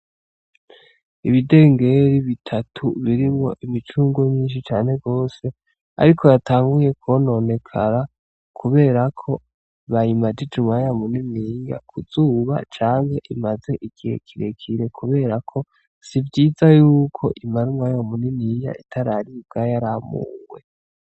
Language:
Rundi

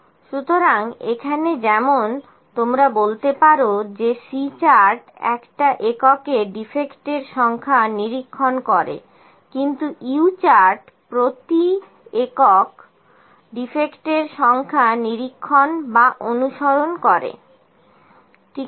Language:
Bangla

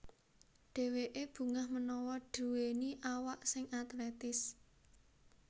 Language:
Javanese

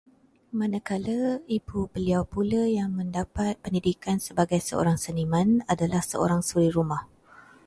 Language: Malay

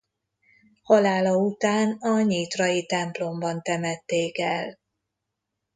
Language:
Hungarian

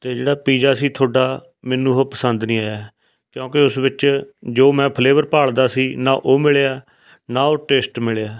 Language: Punjabi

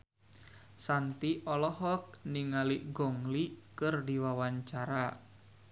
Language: Sundanese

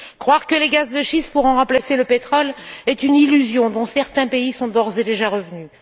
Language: French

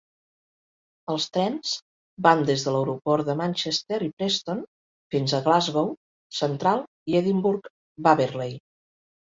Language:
Catalan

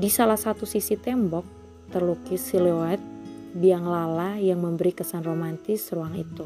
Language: Indonesian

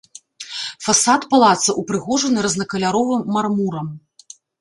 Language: Belarusian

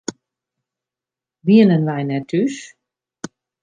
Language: Western Frisian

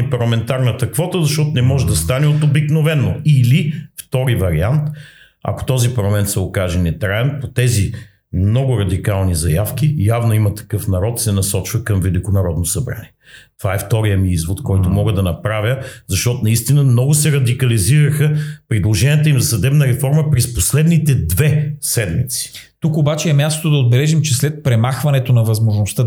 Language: Bulgarian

